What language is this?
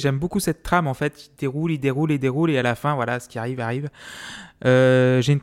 French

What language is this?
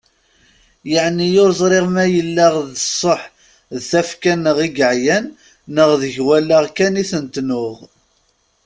Kabyle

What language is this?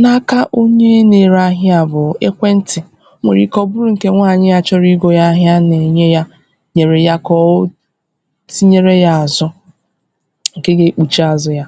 Igbo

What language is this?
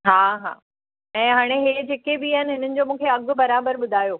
Sindhi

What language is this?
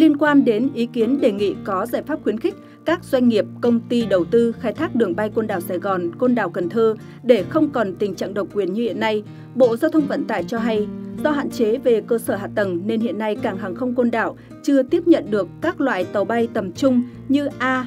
Vietnamese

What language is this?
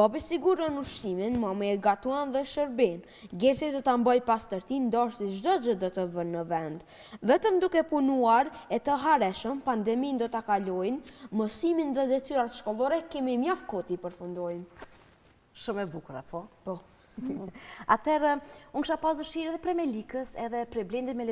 Romanian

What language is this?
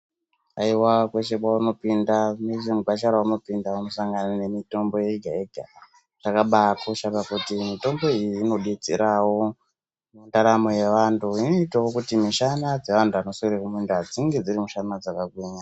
Ndau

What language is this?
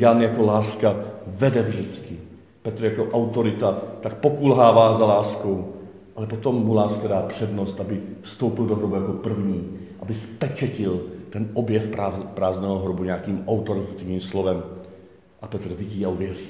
Czech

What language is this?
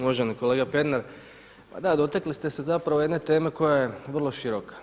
Croatian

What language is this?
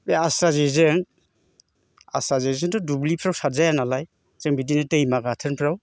Bodo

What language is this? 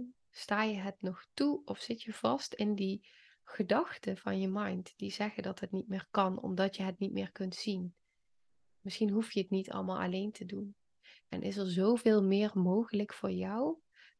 Dutch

